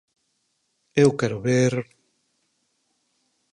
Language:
Galician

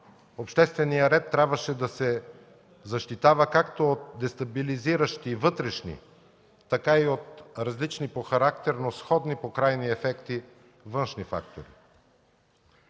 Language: Bulgarian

